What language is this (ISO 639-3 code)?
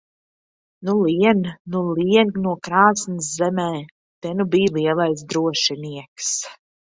lav